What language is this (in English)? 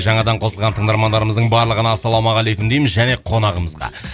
Kazakh